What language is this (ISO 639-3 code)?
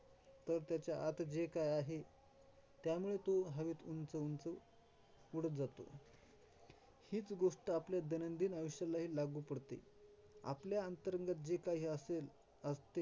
mar